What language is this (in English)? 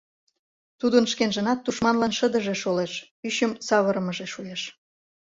Mari